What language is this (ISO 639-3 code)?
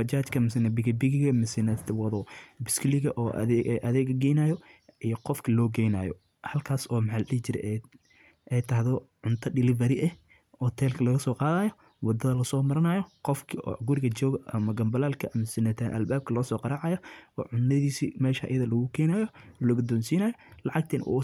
som